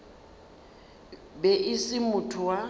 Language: Northern Sotho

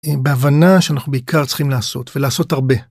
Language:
Hebrew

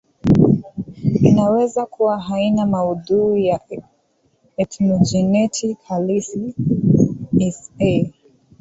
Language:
Swahili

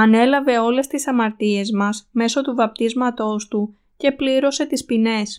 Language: Greek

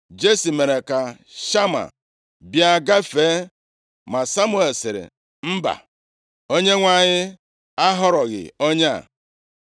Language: Igbo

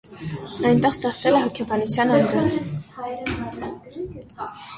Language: Armenian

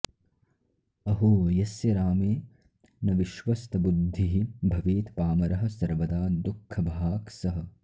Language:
Sanskrit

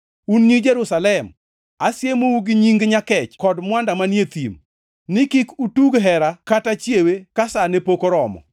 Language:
Luo (Kenya and Tanzania)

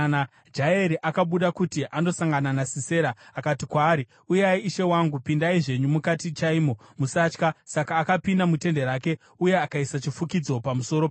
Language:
Shona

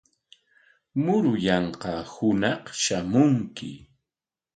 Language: Corongo Ancash Quechua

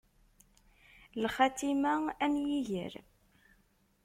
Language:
Kabyle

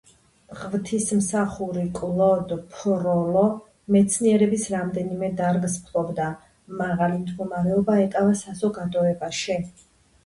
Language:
Georgian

